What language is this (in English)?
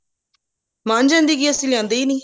Punjabi